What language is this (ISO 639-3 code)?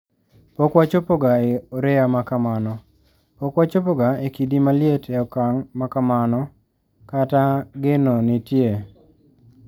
luo